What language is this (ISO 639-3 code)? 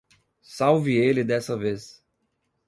por